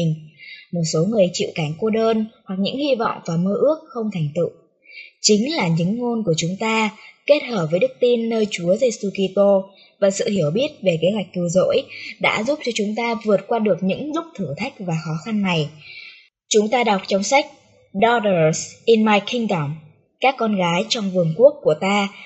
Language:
Vietnamese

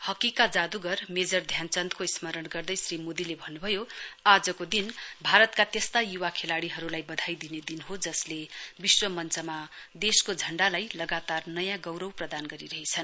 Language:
Nepali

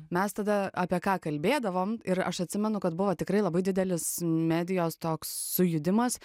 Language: Lithuanian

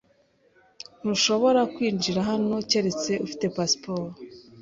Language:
Kinyarwanda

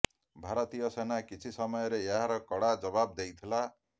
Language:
Odia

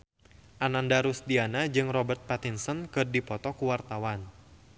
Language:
Sundanese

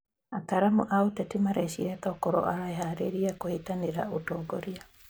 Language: Kikuyu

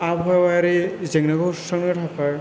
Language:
Bodo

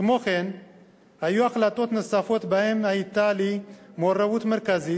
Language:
Hebrew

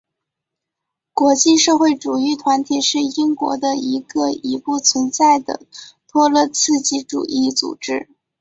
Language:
Chinese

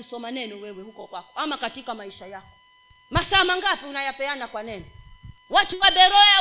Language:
Swahili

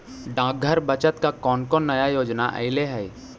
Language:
Magahi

